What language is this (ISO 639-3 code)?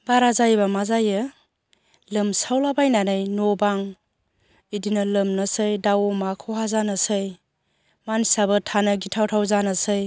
brx